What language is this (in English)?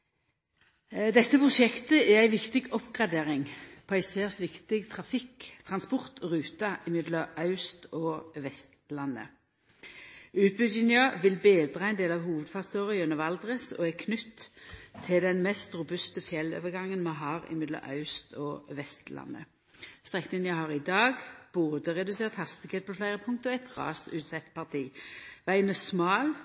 Norwegian Nynorsk